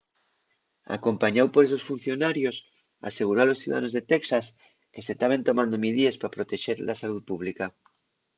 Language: Asturian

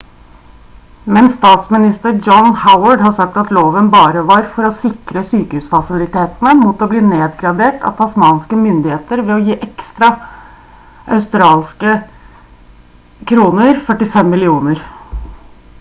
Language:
Norwegian Bokmål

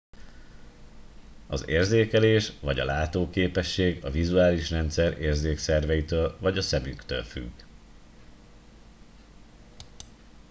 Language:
Hungarian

